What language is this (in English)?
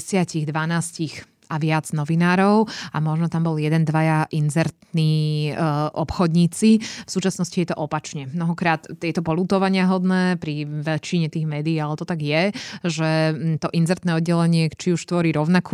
Slovak